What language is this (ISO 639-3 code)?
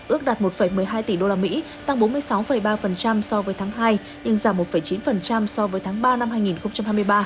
vie